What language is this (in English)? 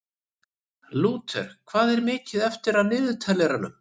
Icelandic